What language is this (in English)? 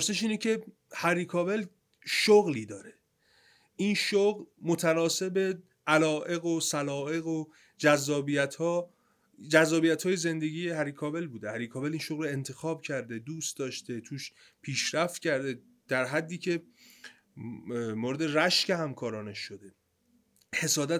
Persian